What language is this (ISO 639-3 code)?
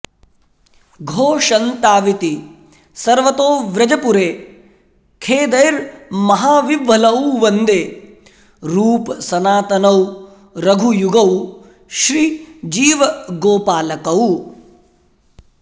san